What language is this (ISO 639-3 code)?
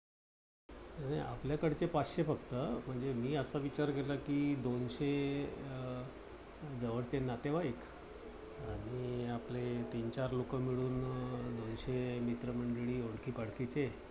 mar